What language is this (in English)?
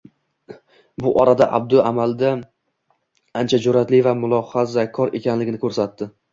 Uzbek